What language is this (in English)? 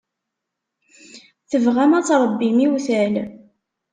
Kabyle